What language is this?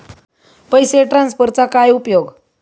Marathi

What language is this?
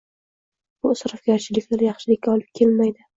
Uzbek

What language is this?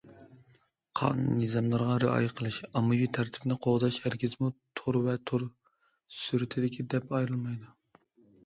Uyghur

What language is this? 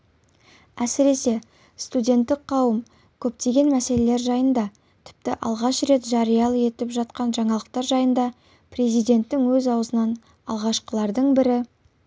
Kazakh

